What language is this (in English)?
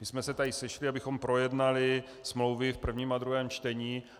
Czech